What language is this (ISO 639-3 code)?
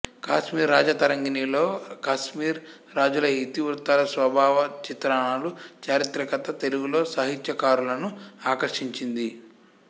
tel